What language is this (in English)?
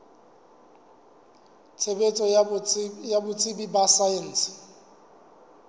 Southern Sotho